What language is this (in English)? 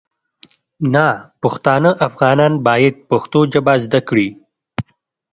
Pashto